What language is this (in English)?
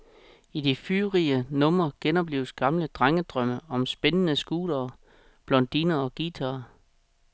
Danish